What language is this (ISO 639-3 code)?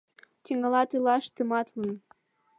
chm